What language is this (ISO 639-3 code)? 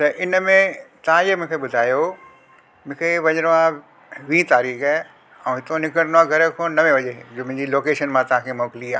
snd